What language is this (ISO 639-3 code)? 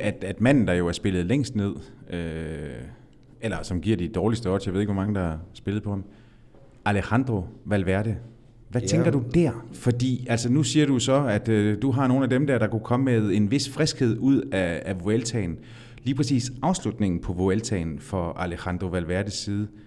dan